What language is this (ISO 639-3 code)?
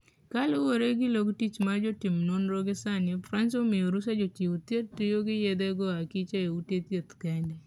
luo